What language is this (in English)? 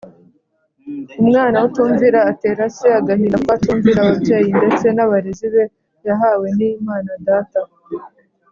Kinyarwanda